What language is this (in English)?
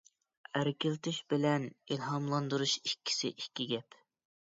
Uyghur